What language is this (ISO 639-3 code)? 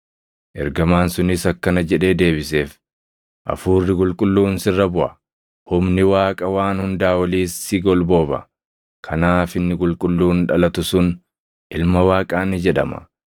orm